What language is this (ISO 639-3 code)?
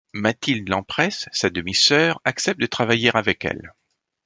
fra